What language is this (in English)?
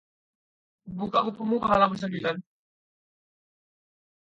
Indonesian